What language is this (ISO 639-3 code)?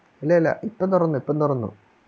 mal